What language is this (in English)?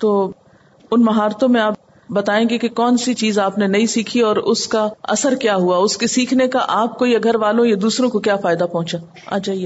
Urdu